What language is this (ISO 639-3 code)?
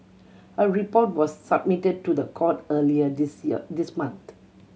eng